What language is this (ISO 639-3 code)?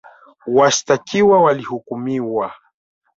swa